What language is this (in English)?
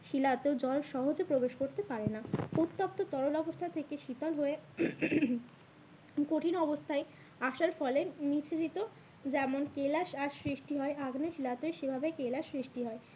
Bangla